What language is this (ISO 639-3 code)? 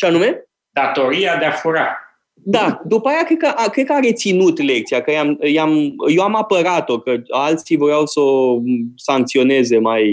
ron